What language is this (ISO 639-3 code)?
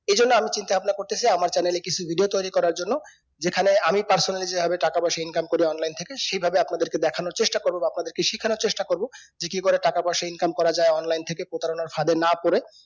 ben